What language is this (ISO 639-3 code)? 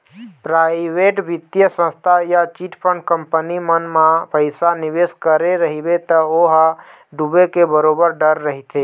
hne